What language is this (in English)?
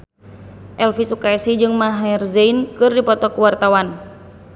Sundanese